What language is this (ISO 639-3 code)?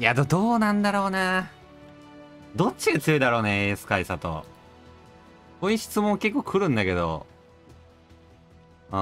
jpn